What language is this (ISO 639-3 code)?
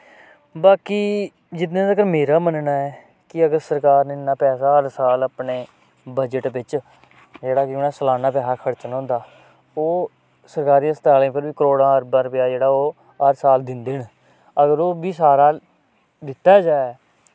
doi